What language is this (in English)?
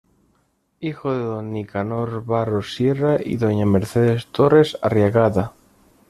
Spanish